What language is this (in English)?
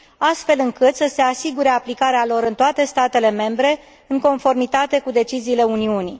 Romanian